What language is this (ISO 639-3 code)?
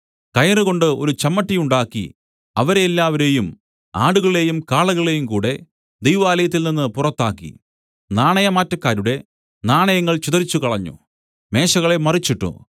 mal